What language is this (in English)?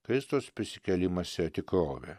Lithuanian